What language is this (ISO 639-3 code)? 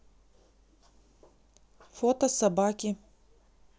rus